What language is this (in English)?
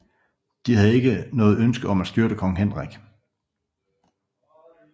Danish